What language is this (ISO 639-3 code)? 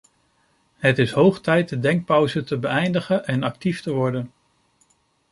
nld